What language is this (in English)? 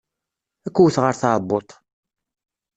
Kabyle